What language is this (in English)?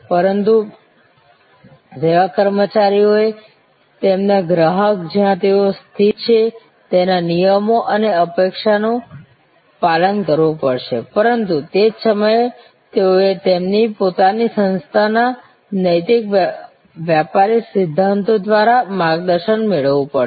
Gujarati